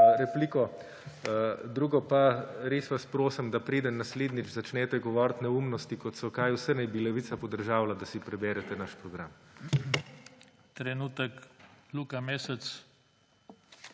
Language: Slovenian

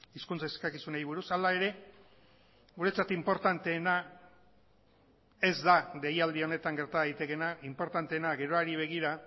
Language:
Basque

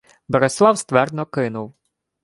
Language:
Ukrainian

